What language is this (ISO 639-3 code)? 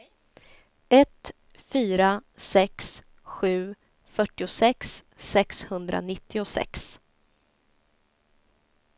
swe